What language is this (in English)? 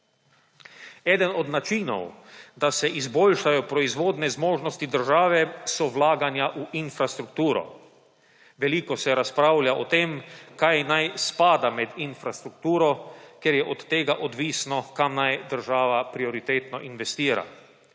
Slovenian